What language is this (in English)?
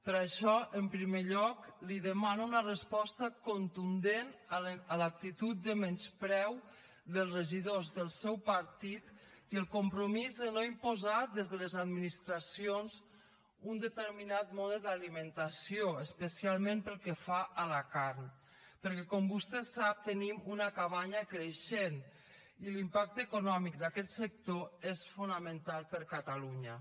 Catalan